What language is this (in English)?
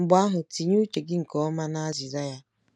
Igbo